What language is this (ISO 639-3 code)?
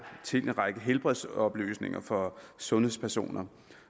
dan